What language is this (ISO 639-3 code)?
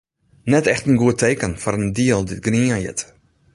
fry